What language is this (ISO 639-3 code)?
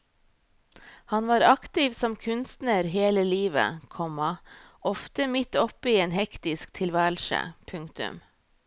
nor